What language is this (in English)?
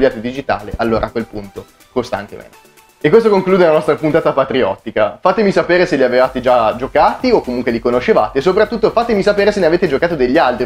Italian